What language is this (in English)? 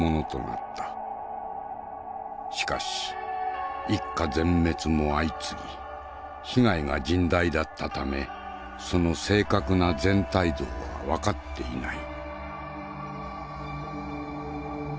Japanese